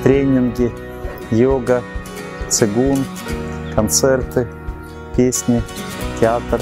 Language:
Russian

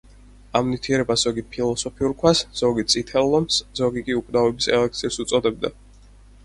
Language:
Georgian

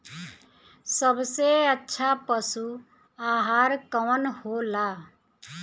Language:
Bhojpuri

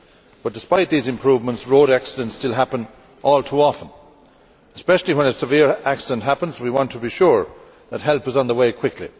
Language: English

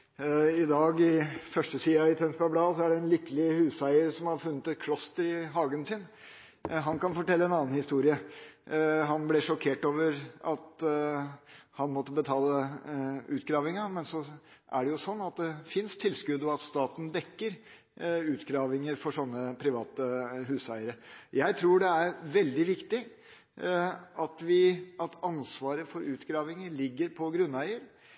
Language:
Norwegian Bokmål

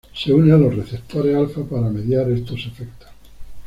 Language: Spanish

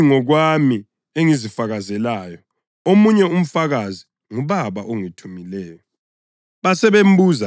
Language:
North Ndebele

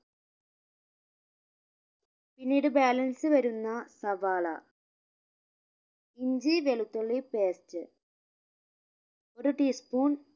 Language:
Malayalam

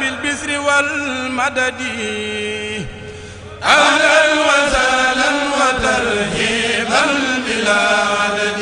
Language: Arabic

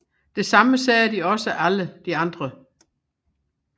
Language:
Danish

